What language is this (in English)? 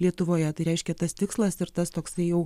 Lithuanian